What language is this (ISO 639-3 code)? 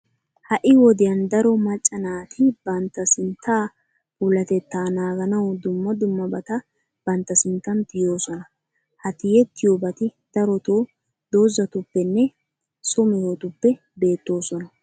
wal